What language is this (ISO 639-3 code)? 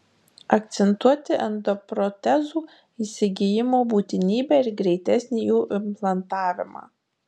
lit